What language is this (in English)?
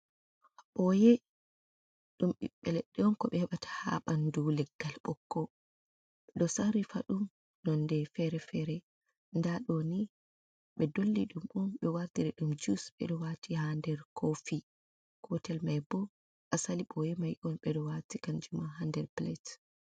Fula